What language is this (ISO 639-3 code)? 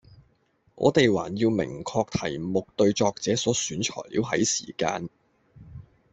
yue